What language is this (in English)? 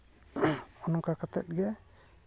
Santali